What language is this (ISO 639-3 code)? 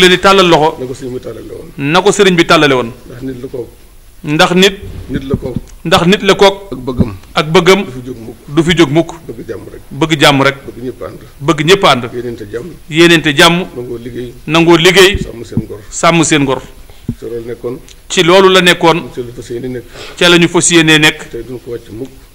fra